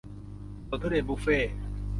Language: Thai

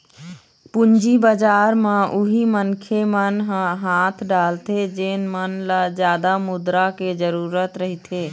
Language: Chhattisgarhi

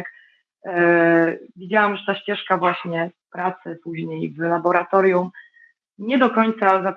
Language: Polish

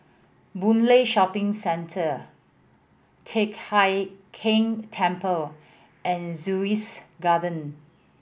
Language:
English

